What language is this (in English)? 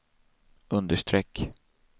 Swedish